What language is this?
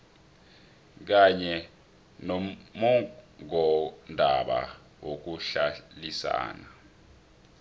South Ndebele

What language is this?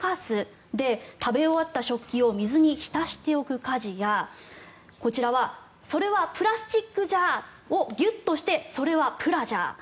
Japanese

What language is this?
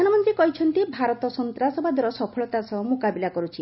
Odia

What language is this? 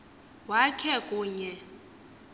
Xhosa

